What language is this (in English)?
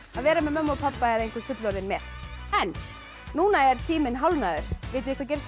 Icelandic